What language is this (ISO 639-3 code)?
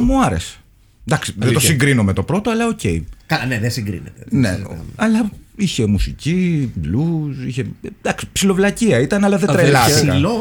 ell